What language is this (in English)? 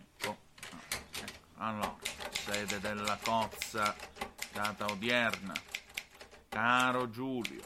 Italian